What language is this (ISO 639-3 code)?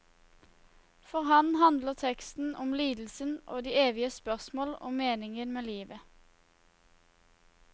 nor